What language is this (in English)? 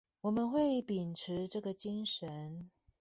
Chinese